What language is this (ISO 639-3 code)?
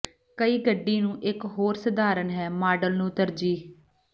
pan